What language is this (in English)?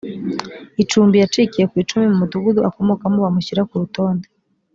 Kinyarwanda